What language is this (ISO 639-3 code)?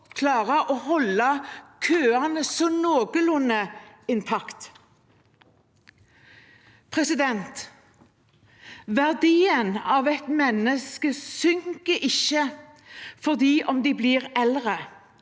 nor